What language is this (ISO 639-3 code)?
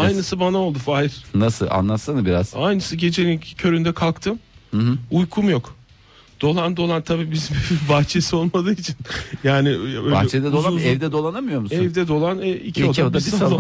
tur